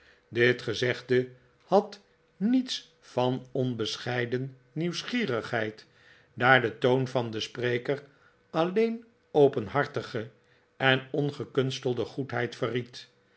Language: Dutch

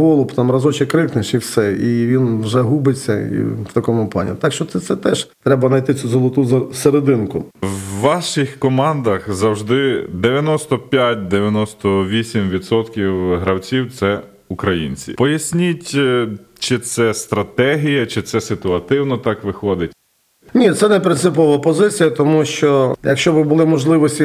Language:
Ukrainian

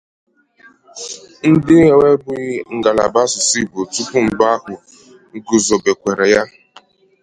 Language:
Igbo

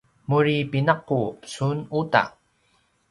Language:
Paiwan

